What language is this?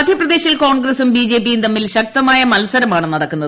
Malayalam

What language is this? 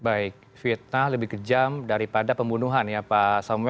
Indonesian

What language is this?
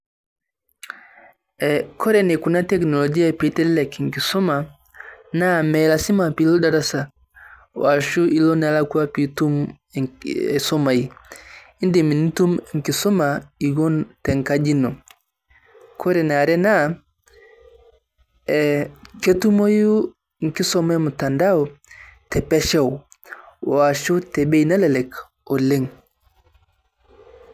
Masai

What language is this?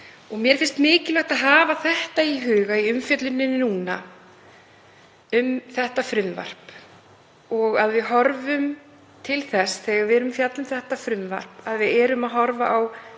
Icelandic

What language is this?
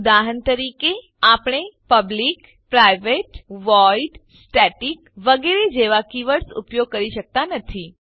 Gujarati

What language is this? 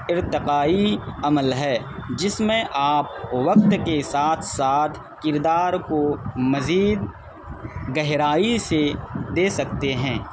Urdu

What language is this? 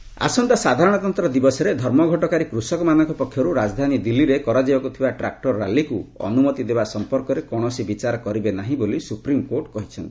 Odia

